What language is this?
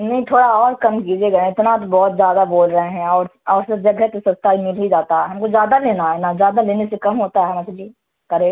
Urdu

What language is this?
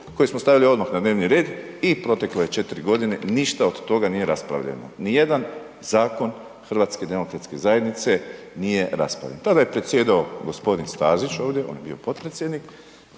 Croatian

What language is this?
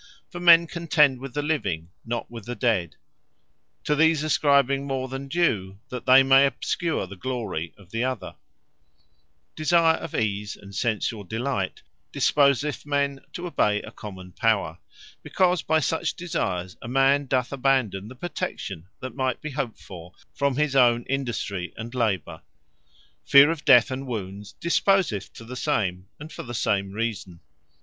English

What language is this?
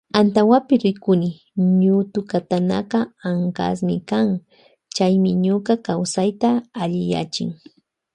Loja Highland Quichua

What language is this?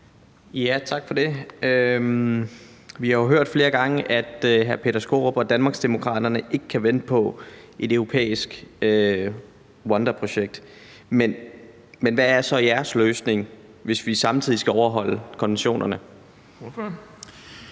Danish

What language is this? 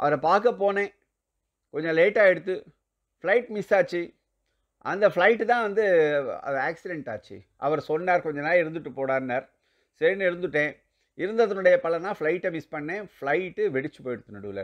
Tamil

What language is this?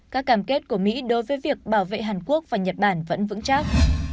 Vietnamese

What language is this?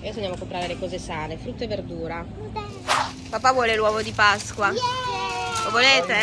Italian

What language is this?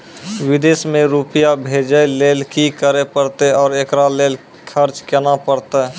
Maithili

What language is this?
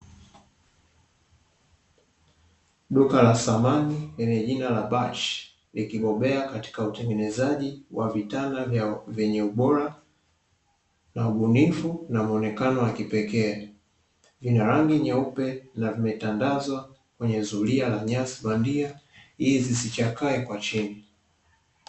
Swahili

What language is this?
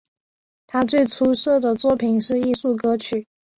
Chinese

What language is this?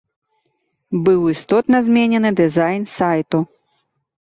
Belarusian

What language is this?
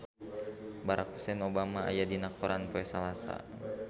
Sundanese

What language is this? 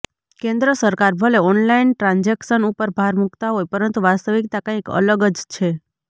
Gujarati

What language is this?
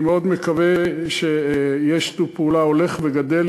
Hebrew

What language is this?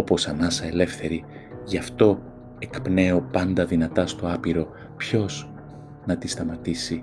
Greek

